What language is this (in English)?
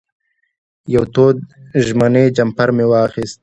Pashto